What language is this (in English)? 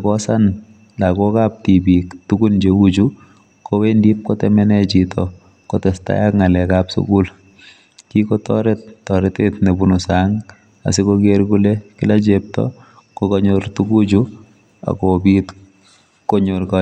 Kalenjin